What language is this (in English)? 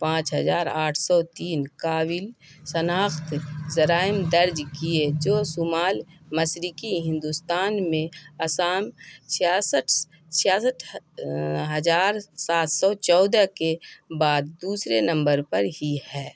Urdu